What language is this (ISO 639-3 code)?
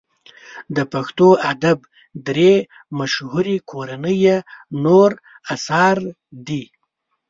pus